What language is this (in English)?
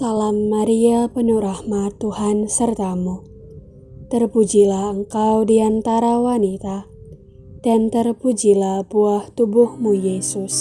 Indonesian